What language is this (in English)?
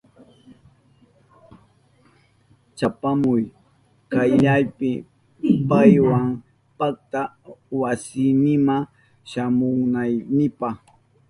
Southern Pastaza Quechua